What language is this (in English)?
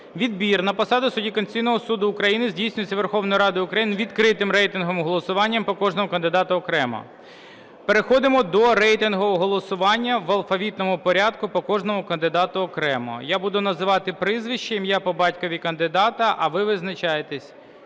Ukrainian